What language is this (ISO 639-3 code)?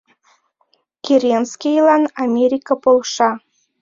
chm